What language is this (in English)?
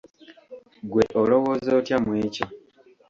Ganda